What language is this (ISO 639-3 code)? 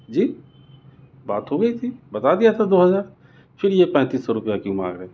urd